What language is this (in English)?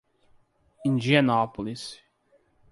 Portuguese